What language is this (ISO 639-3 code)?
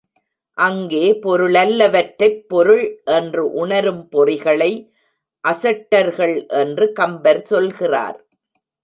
tam